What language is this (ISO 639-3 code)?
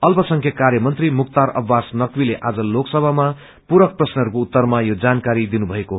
nep